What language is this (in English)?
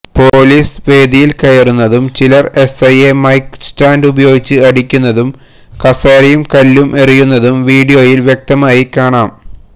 Malayalam